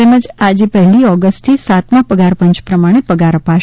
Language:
Gujarati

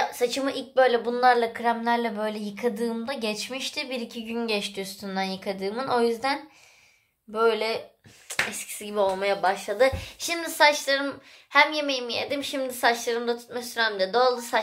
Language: Turkish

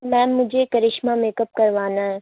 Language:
Urdu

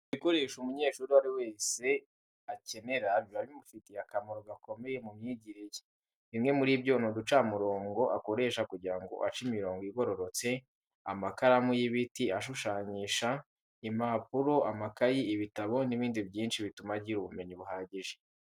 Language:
Kinyarwanda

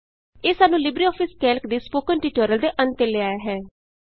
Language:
Punjabi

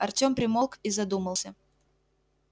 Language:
Russian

